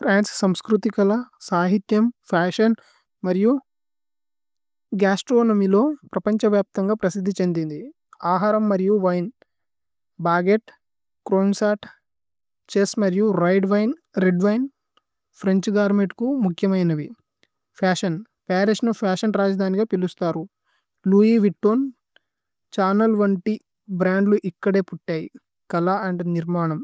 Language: Tulu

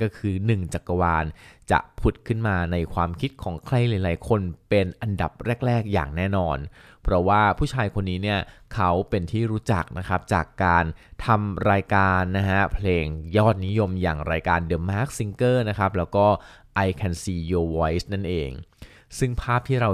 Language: Thai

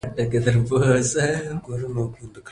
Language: Pashto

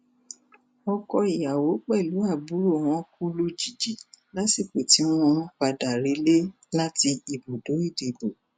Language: Yoruba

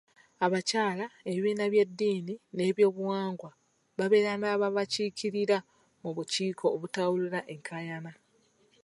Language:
Ganda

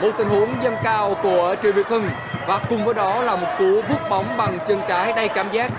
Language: Vietnamese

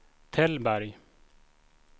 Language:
Swedish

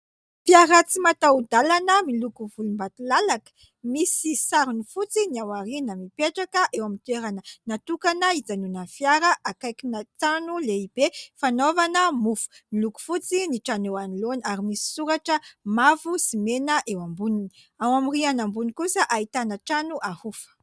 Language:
Malagasy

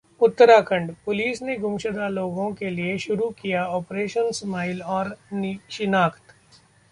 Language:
Hindi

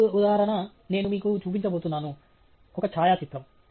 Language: Telugu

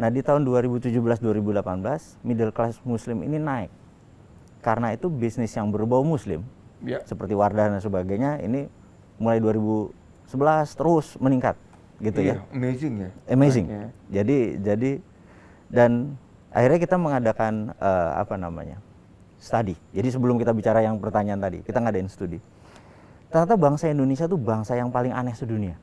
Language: Indonesian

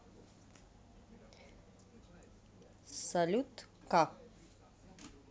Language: Russian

